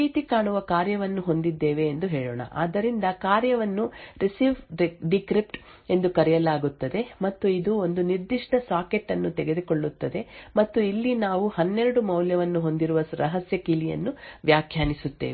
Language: Kannada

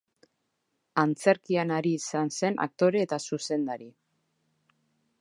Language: Basque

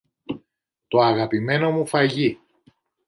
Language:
Greek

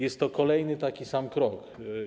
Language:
Polish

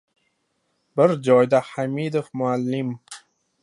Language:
Uzbek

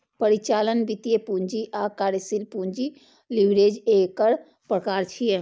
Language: Maithili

